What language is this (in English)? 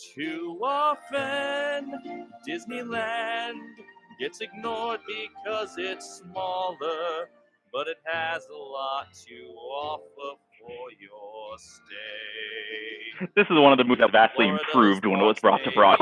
English